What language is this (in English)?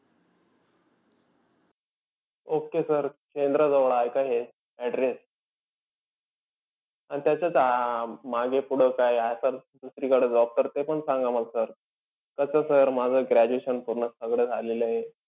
Marathi